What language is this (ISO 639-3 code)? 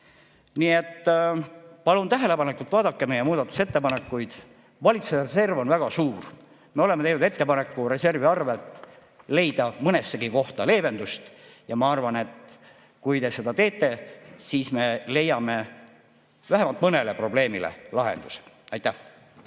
est